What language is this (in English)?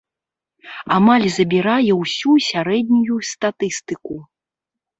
Belarusian